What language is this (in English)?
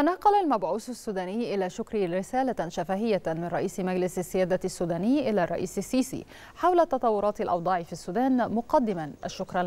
Arabic